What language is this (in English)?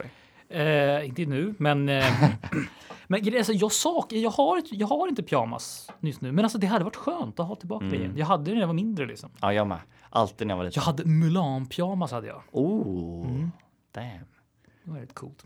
Swedish